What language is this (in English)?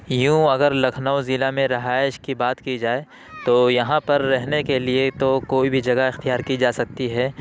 Urdu